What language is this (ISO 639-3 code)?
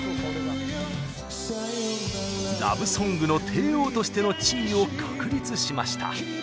jpn